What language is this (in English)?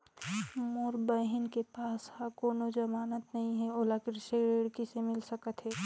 Chhattisgarhi